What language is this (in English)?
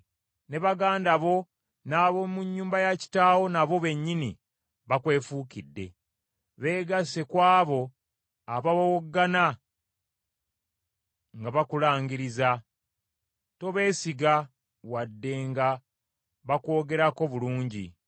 Ganda